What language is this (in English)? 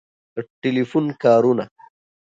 Pashto